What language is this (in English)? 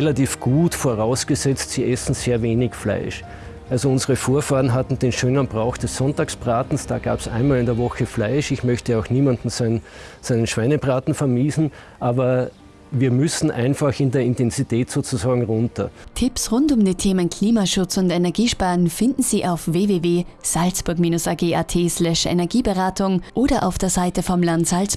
German